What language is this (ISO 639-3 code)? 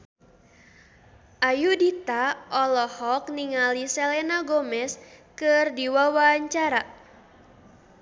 sun